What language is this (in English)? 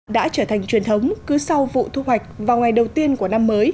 Vietnamese